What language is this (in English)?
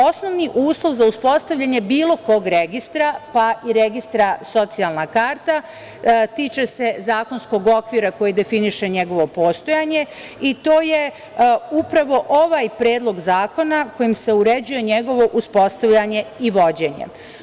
Serbian